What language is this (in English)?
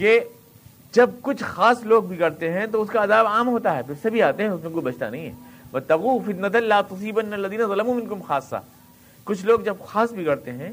Urdu